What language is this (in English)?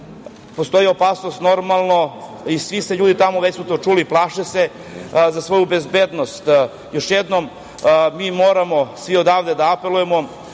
Serbian